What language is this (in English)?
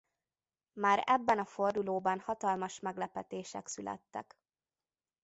Hungarian